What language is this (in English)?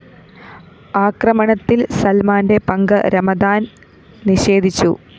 Malayalam